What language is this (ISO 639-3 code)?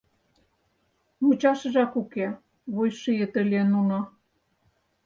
chm